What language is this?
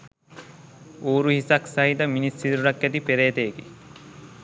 Sinhala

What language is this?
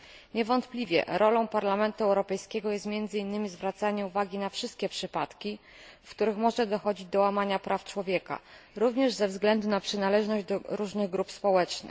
Polish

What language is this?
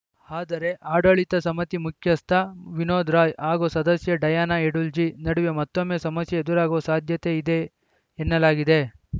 Kannada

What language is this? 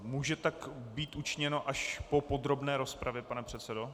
Czech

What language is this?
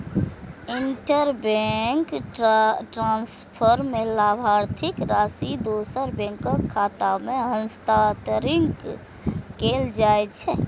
Maithili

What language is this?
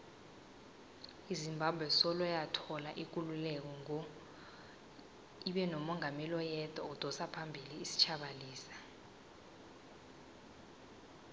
South Ndebele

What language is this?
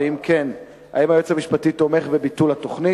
Hebrew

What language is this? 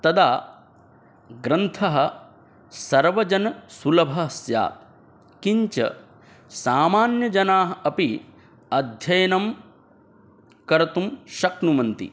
Sanskrit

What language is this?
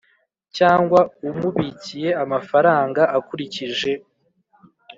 Kinyarwanda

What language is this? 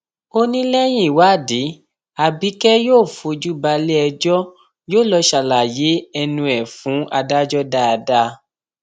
Yoruba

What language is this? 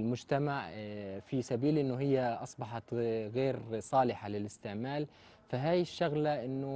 Arabic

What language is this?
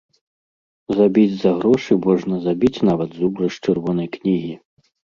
Belarusian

